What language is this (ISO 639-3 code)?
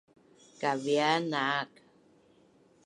bnn